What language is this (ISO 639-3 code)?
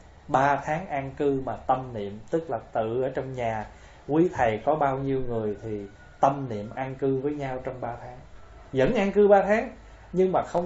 vie